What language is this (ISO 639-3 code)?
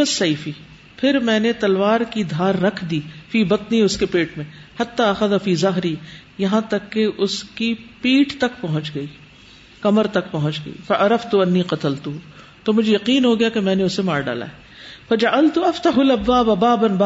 urd